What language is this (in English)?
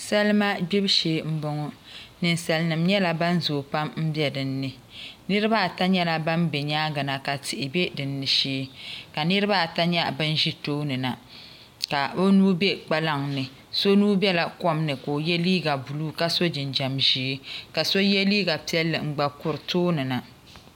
Dagbani